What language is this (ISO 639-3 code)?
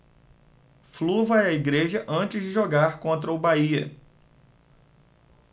por